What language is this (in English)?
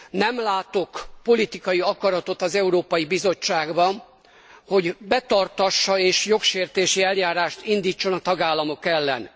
Hungarian